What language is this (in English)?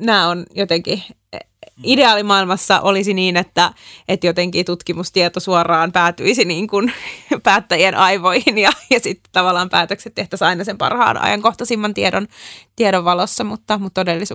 Finnish